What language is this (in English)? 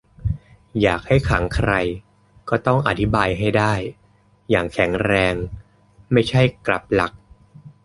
Thai